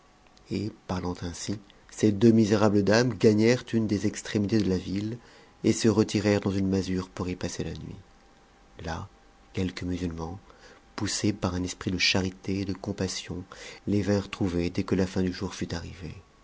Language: French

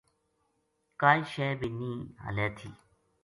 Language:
Gujari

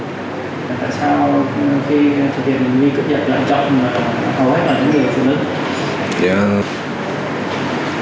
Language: Vietnamese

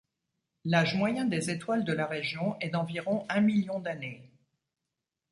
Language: French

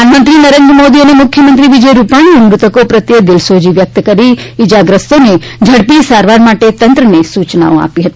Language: Gujarati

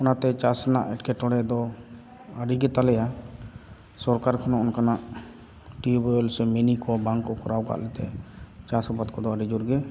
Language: Santali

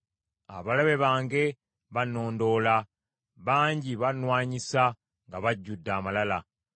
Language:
Ganda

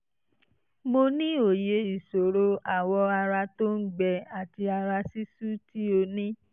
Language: Yoruba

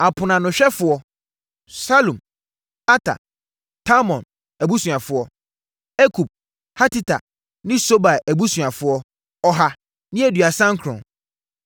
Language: Akan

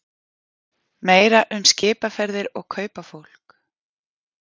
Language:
Icelandic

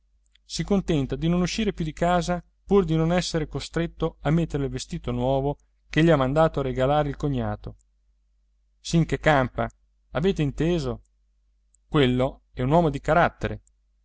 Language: Italian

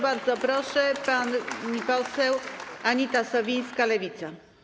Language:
Polish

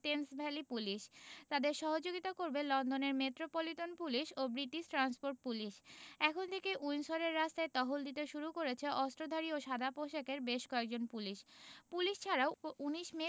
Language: Bangla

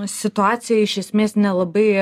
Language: Lithuanian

